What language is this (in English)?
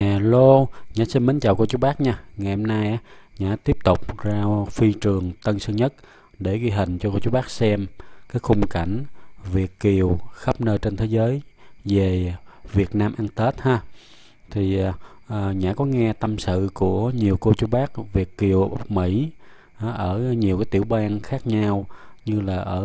Vietnamese